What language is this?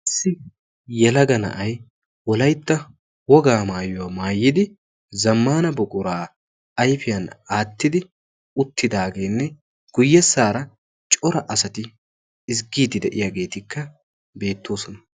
Wolaytta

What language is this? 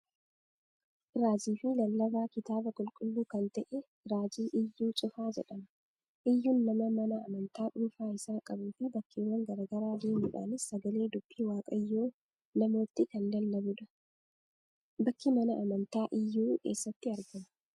Oromo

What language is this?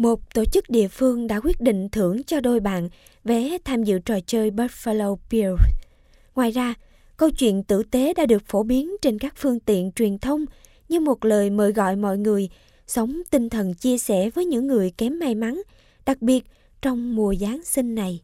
Vietnamese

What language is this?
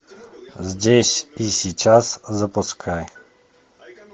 Russian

